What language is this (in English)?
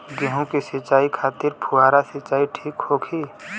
Bhojpuri